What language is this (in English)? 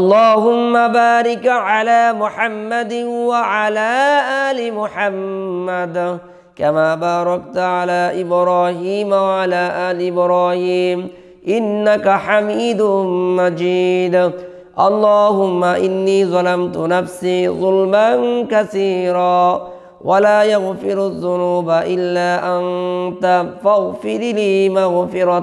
Arabic